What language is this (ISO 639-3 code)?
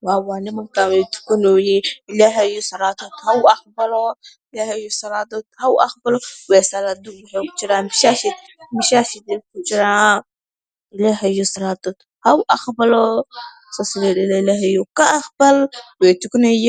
som